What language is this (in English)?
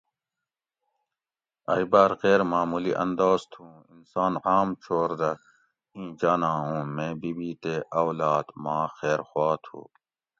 Gawri